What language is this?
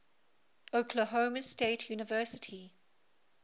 English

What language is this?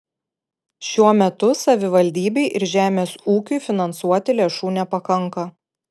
Lithuanian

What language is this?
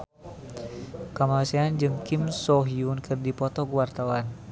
Sundanese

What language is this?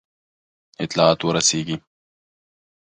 Pashto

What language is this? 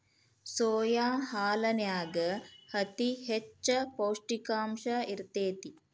Kannada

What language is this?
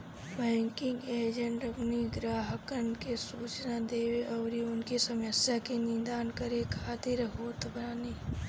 Bhojpuri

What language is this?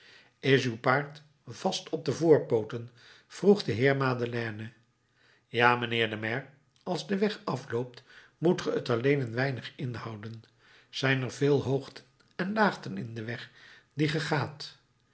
Dutch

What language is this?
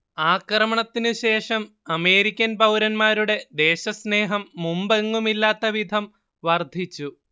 Malayalam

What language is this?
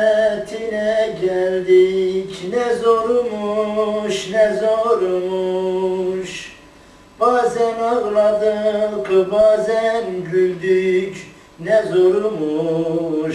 Turkish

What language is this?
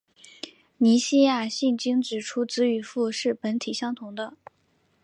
Chinese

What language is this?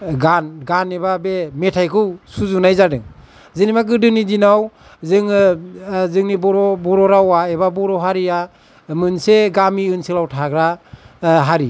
Bodo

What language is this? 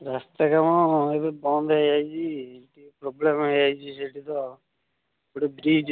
Odia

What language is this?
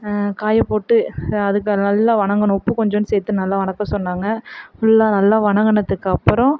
Tamil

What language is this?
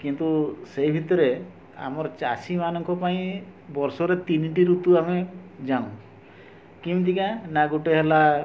Odia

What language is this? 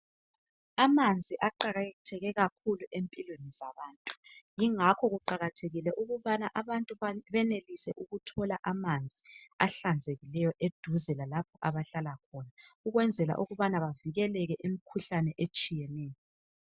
North Ndebele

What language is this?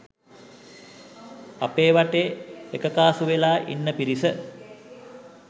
Sinhala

